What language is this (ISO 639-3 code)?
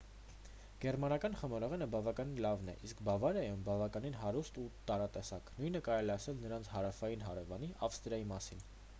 hye